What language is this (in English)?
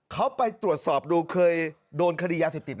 Thai